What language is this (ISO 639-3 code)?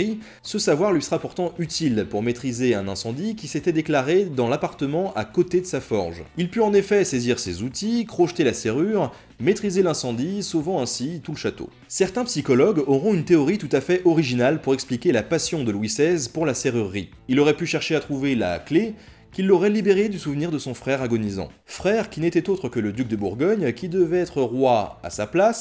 fra